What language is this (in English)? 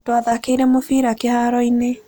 Kikuyu